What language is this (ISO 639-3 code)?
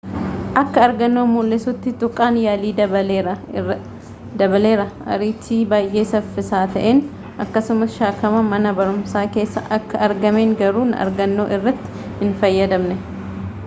orm